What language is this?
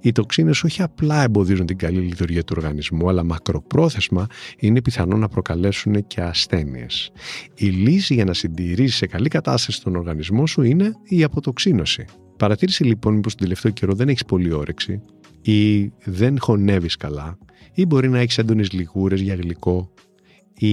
Greek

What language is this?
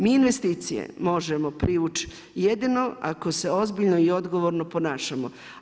Croatian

